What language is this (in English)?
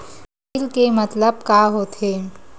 Chhattisgarhi